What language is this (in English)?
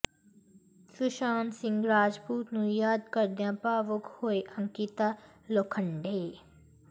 Punjabi